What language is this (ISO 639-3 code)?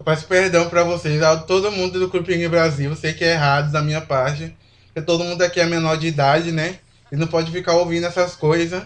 por